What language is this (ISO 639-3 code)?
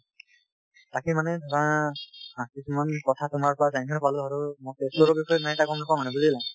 asm